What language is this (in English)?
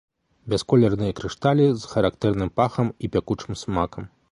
Belarusian